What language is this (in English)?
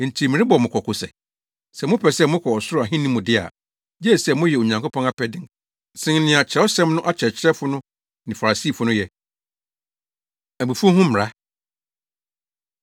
Akan